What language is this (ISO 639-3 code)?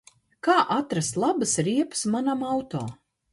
lav